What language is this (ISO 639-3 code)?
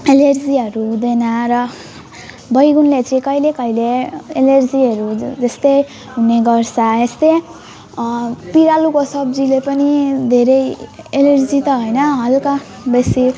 nep